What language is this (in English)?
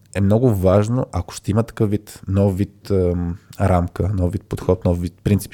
Bulgarian